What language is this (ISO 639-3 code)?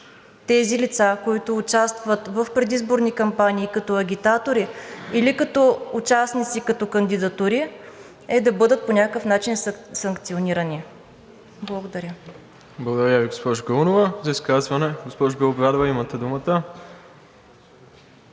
bul